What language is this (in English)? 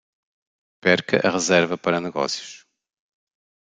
Portuguese